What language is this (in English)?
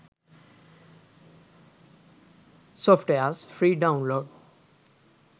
Sinhala